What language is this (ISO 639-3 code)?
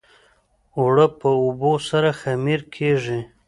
pus